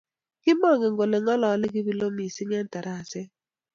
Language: Kalenjin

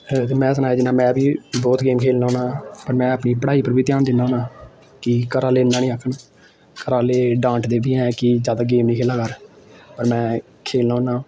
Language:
Dogri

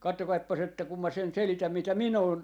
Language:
Finnish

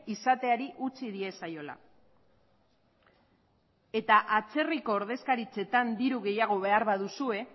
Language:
Basque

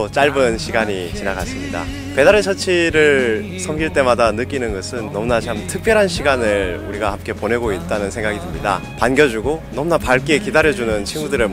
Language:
Korean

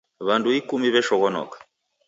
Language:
Taita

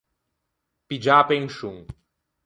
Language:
Ligurian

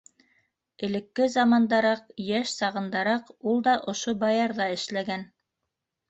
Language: Bashkir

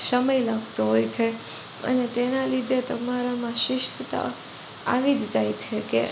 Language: Gujarati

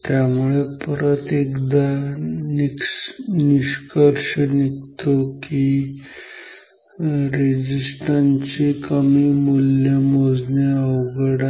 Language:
Marathi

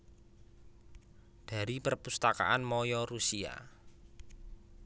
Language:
Javanese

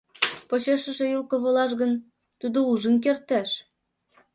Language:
Mari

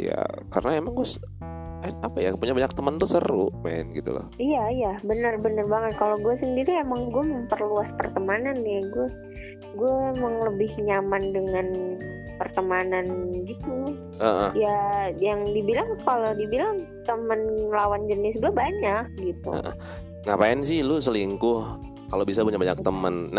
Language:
Indonesian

